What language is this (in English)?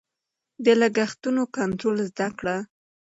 Pashto